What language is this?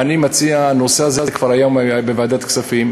Hebrew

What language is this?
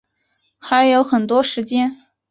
Chinese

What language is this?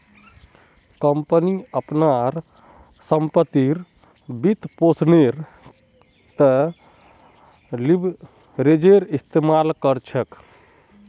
Magahi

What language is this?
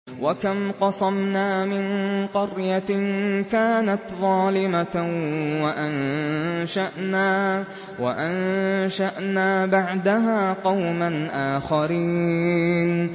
Arabic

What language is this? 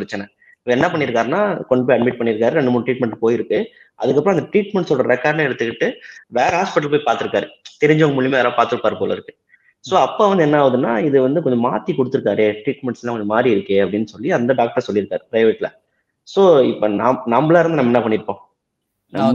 Tamil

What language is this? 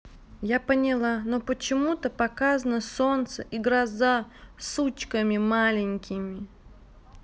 Russian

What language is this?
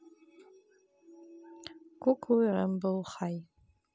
Russian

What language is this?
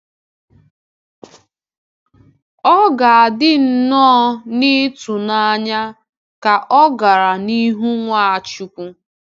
Igbo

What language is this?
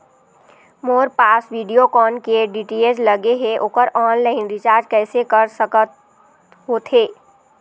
Chhattisgarhi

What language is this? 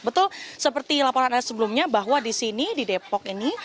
Indonesian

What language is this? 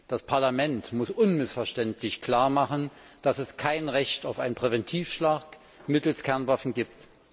German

